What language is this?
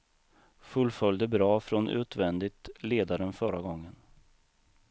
Swedish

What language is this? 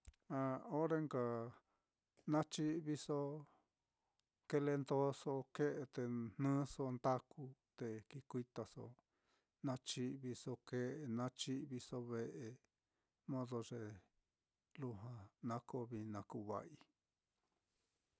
Mitlatongo Mixtec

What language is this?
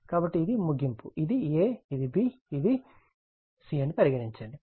Telugu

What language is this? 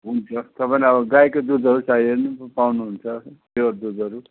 Nepali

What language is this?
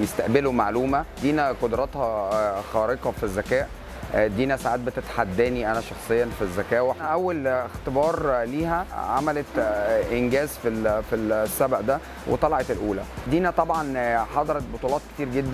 Arabic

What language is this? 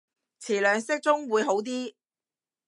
Cantonese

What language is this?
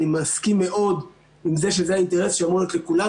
Hebrew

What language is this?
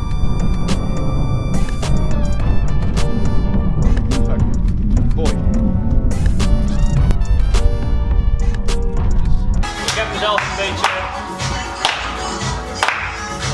Dutch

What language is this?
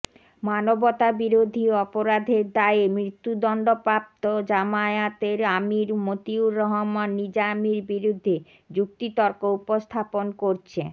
Bangla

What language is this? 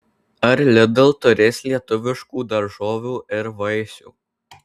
Lithuanian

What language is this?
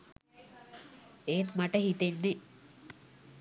Sinhala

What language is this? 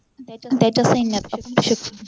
Marathi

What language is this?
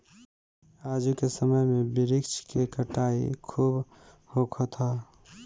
Bhojpuri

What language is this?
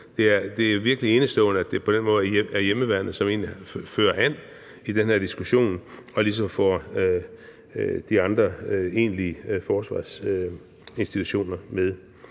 Danish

